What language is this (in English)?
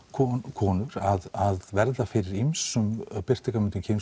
Icelandic